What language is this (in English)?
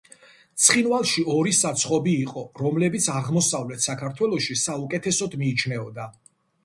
Georgian